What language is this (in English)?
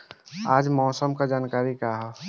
Bhojpuri